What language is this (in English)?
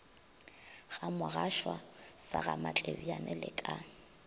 Northern Sotho